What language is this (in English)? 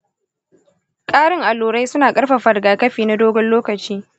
Hausa